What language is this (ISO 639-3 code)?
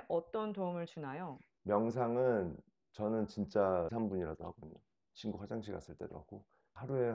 kor